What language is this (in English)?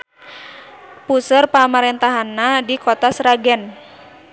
Sundanese